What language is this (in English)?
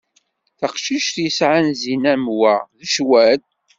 Kabyle